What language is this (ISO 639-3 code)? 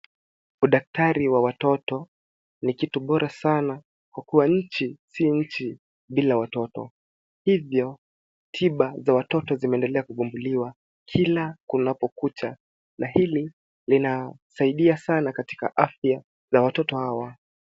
swa